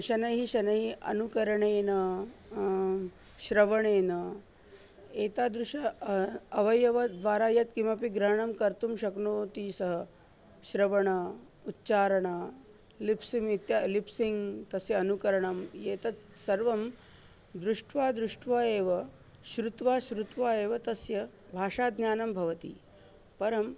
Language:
Sanskrit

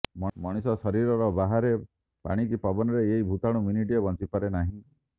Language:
Odia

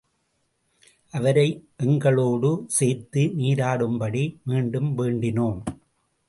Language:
Tamil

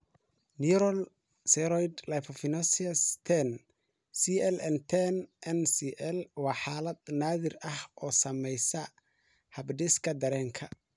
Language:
Somali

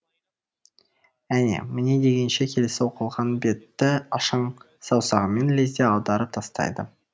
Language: Kazakh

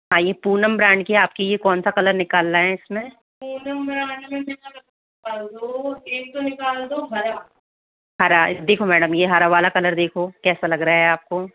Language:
Hindi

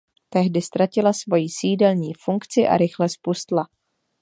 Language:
Czech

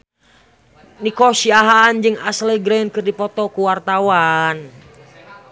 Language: Sundanese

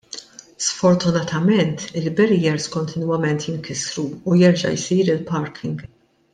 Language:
Maltese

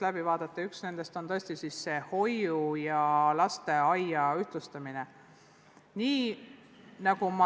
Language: Estonian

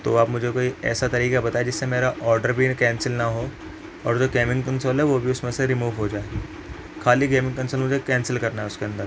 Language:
Urdu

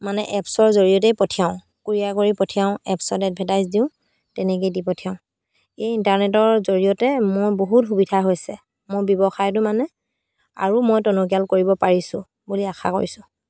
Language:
Assamese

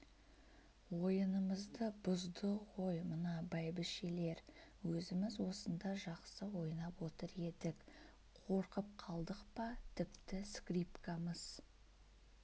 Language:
Kazakh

